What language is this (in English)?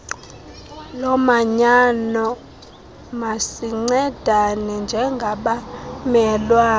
Xhosa